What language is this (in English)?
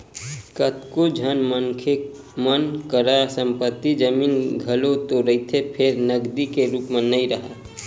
Chhattisgarhi